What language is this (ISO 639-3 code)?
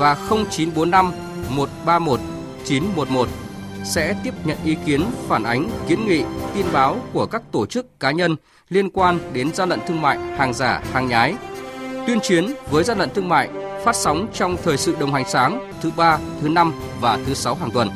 vie